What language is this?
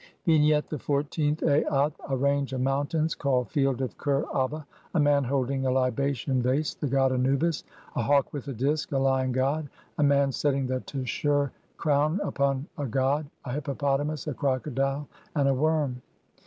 English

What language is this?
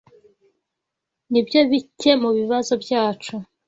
Kinyarwanda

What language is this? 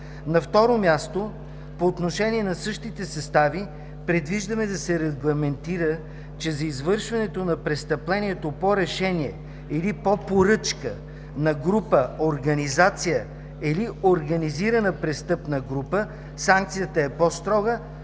Bulgarian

